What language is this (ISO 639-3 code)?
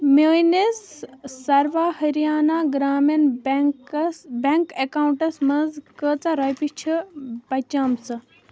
kas